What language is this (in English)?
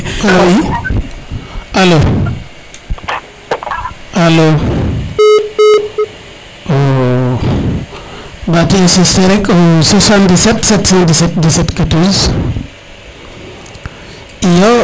Serer